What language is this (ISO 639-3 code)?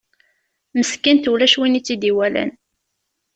kab